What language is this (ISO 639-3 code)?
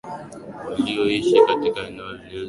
swa